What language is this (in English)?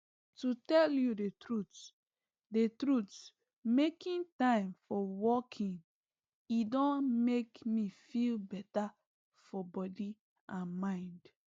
Nigerian Pidgin